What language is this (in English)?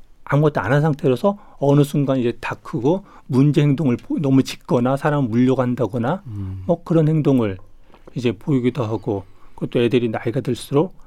Korean